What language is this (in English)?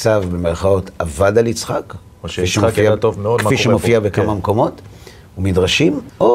Hebrew